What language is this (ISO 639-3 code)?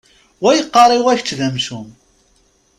kab